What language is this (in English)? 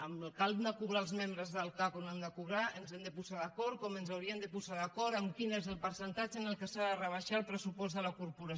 Catalan